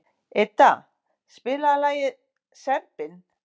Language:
Icelandic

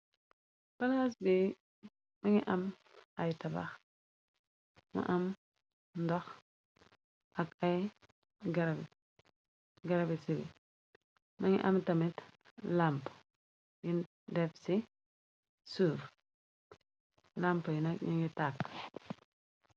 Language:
Wolof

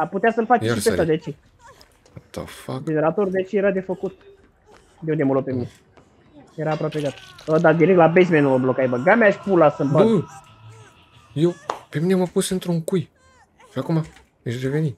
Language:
Romanian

